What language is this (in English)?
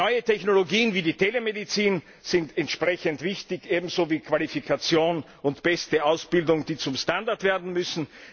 German